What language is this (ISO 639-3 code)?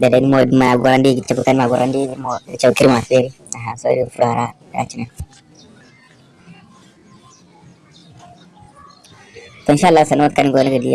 hau